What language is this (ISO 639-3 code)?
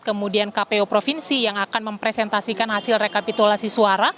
ind